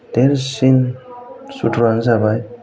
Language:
Bodo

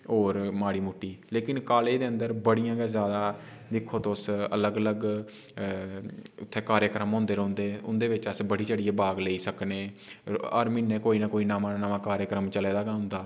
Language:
Dogri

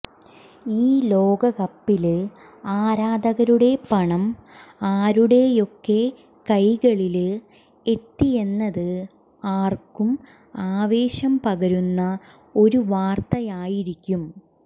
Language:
Malayalam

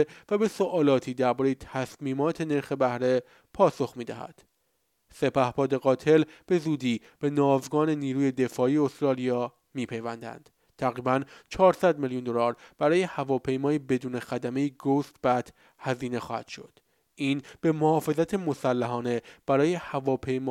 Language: Persian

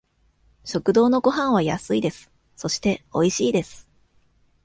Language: Japanese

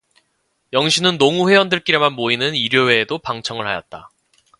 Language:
Korean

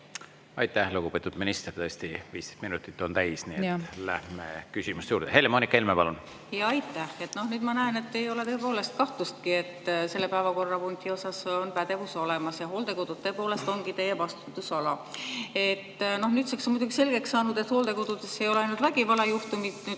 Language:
Estonian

